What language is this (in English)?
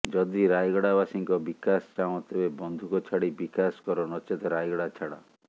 Odia